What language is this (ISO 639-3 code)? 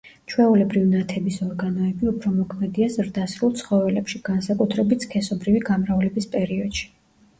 kat